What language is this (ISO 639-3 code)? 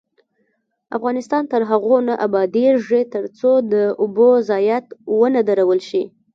pus